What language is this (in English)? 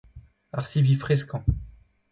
Breton